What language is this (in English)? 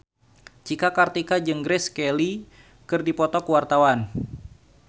Sundanese